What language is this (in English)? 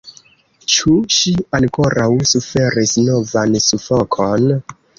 Esperanto